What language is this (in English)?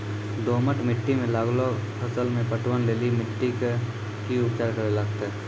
Maithili